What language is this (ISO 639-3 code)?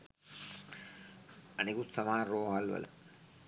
sin